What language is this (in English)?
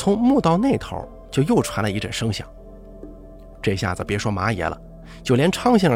Chinese